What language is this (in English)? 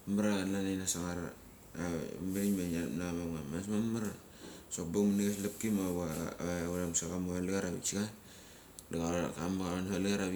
Mali